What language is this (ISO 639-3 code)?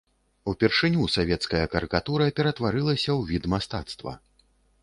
bel